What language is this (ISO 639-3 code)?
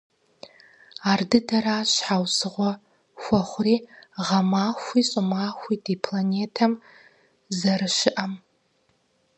kbd